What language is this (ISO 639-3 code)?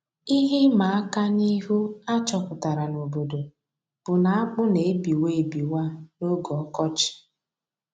ibo